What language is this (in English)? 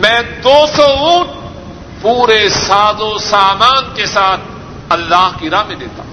Urdu